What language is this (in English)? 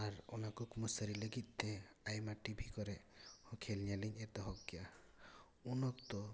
Santali